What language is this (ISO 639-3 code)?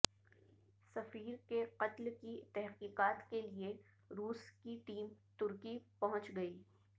urd